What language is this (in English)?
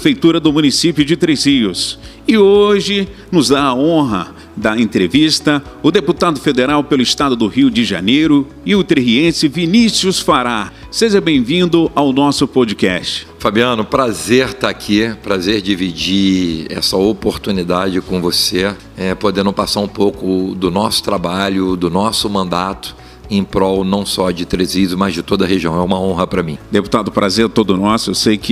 Portuguese